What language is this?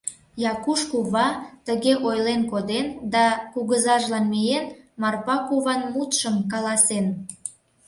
Mari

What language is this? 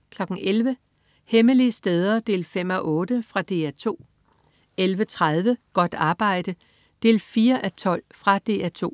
Danish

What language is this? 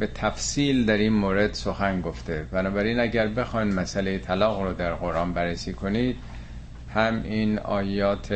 Persian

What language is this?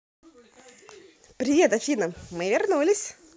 Russian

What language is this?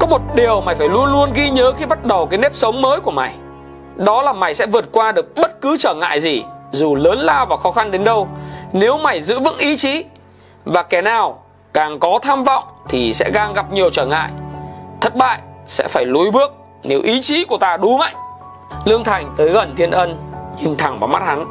Vietnamese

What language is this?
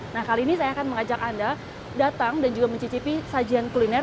Indonesian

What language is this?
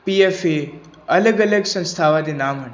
Punjabi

